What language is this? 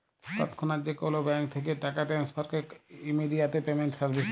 Bangla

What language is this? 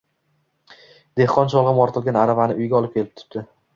Uzbek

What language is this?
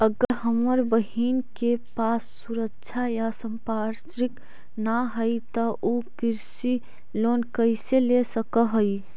Magahi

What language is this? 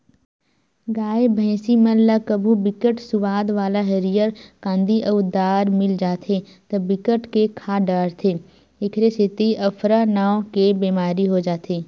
Chhattisgarhi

